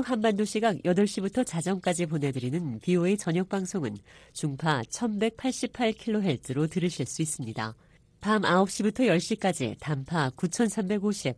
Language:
Korean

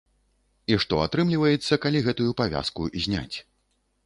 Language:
Belarusian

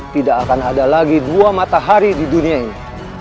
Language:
Indonesian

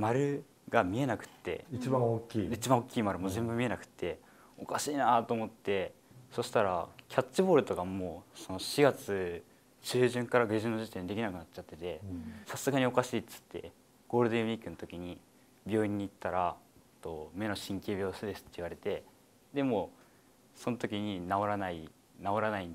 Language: Japanese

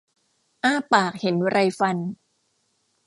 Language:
Thai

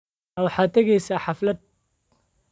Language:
Somali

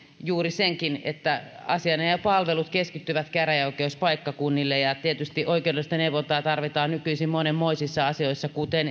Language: Finnish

